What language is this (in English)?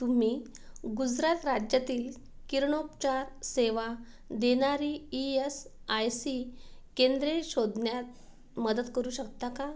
Marathi